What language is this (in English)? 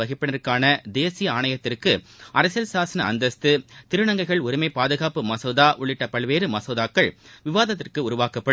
Tamil